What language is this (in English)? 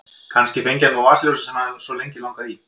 Icelandic